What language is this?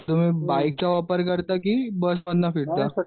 Marathi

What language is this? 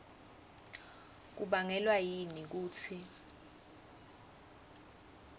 Swati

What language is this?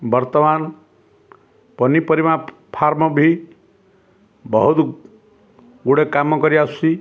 Odia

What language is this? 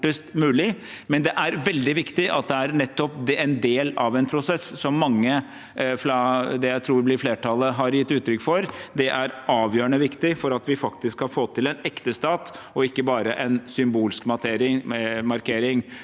Norwegian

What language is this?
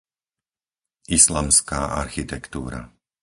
Slovak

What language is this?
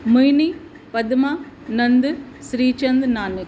Sindhi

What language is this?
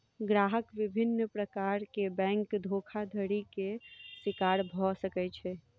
Maithili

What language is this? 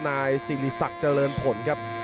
Thai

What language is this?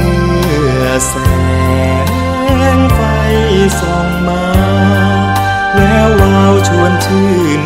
Thai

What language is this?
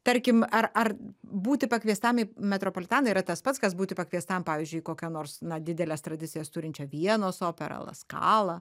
Lithuanian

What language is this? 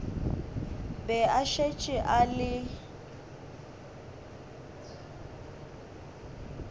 Northern Sotho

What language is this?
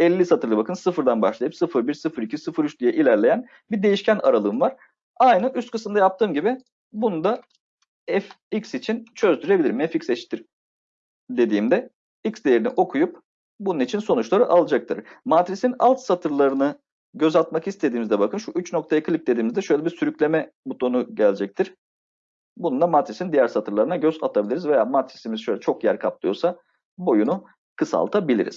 Turkish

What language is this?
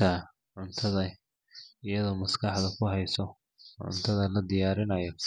Somali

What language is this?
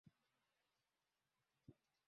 Swahili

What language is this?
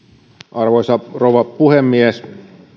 Finnish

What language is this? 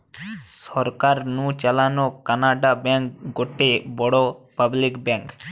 Bangla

